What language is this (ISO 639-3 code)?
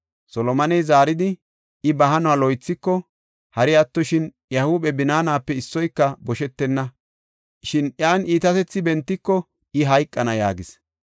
gof